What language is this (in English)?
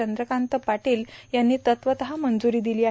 Marathi